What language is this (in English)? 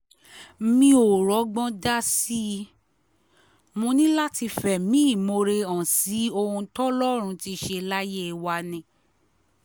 Yoruba